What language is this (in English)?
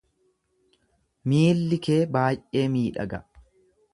Oromo